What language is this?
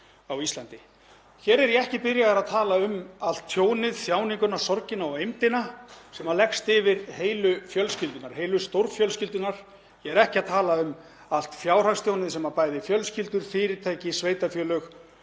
Icelandic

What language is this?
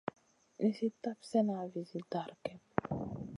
Masana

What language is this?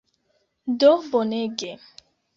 Esperanto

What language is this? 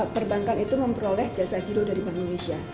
Indonesian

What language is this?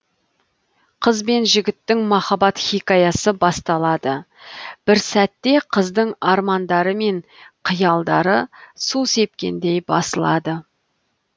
Kazakh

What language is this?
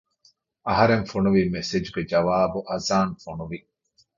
Divehi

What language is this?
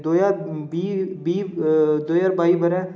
Dogri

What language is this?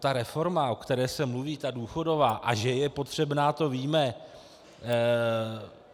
Czech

